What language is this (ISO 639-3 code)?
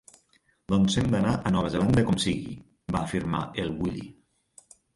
cat